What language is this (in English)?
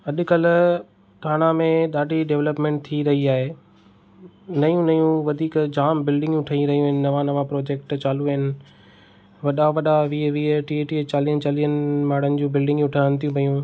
Sindhi